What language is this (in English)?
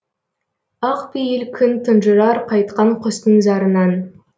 Kazakh